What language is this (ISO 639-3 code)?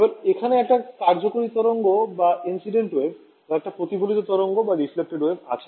ben